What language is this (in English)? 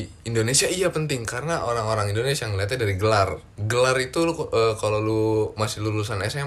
Indonesian